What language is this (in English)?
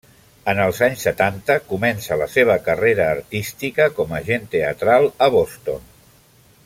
Catalan